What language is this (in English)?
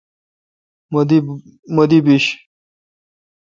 Kalkoti